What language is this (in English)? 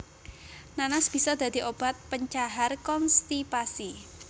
Javanese